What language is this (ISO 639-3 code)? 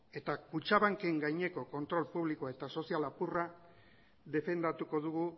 eus